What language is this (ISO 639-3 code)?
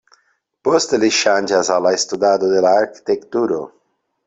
epo